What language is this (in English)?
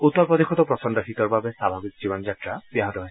Assamese